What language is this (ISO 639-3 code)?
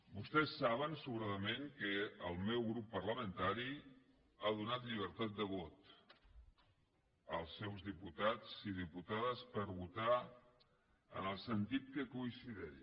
cat